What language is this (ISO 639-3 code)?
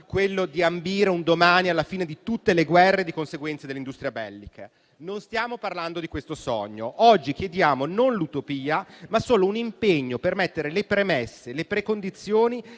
ita